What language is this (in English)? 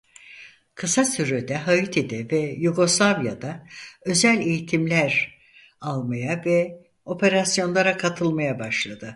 Turkish